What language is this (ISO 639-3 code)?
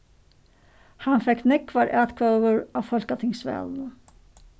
fao